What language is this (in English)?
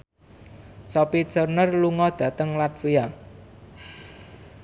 Javanese